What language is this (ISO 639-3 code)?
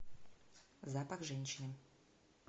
rus